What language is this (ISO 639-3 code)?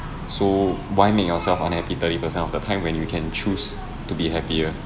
eng